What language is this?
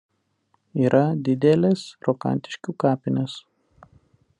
Lithuanian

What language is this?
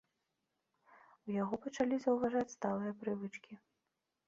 Belarusian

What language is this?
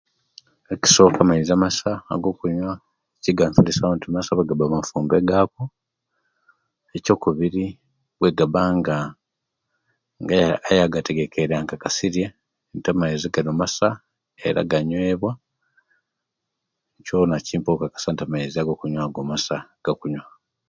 Kenyi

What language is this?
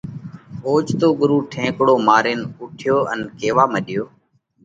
Parkari Koli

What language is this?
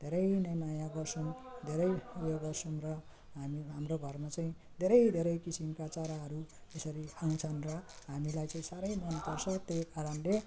Nepali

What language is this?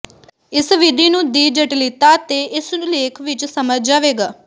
Punjabi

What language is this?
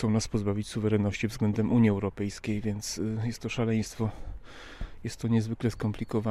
Polish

